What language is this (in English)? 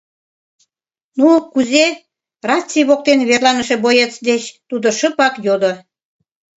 Mari